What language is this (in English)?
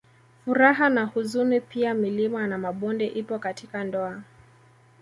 Swahili